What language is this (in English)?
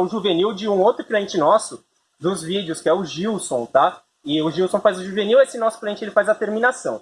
Portuguese